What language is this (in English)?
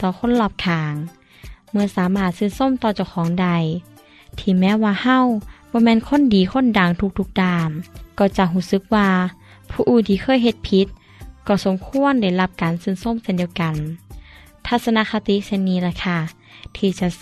Thai